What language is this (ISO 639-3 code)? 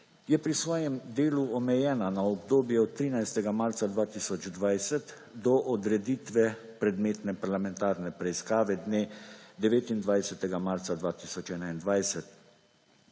slv